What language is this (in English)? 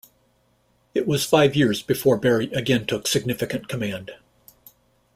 English